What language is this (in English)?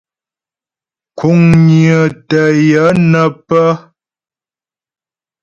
Ghomala